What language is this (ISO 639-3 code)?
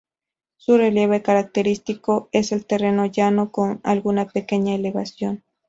spa